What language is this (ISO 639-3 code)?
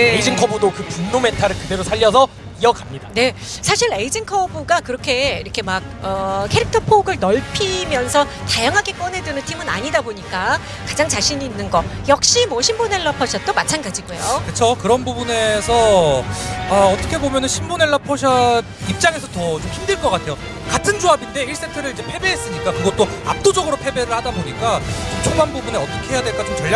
kor